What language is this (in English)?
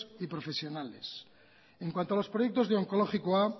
Spanish